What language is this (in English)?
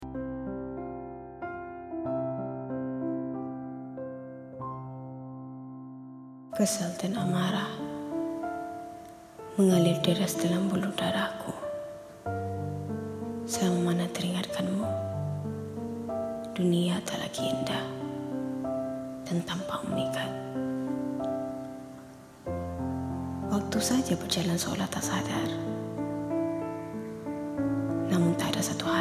Malay